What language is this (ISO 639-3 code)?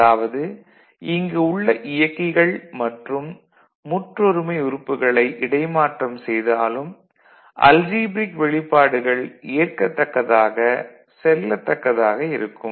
tam